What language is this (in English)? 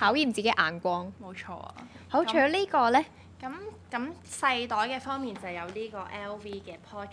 Chinese